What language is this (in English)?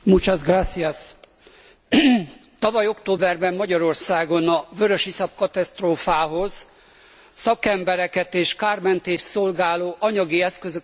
Hungarian